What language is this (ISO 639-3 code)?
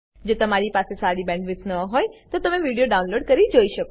guj